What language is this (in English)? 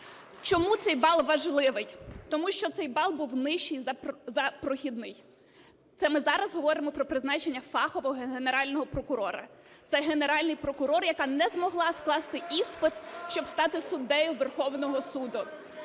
Ukrainian